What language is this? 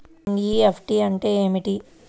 Telugu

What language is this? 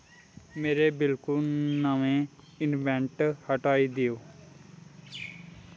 Dogri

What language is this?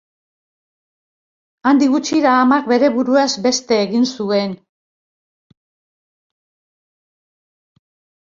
Basque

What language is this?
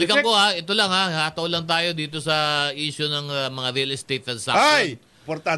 Filipino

